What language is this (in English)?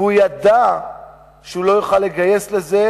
Hebrew